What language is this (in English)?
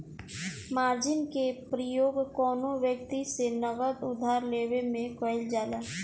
Bhojpuri